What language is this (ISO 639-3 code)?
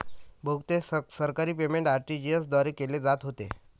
mar